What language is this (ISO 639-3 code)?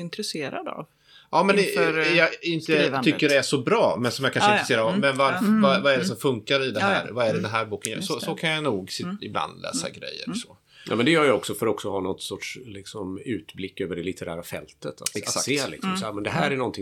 swe